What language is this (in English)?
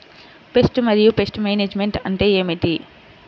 Telugu